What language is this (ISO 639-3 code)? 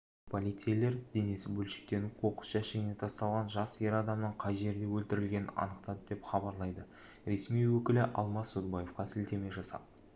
kaz